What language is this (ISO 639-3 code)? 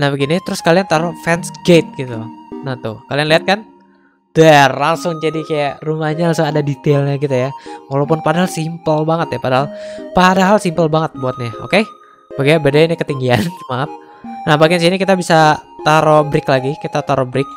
ind